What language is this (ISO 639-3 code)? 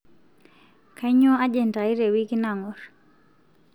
mas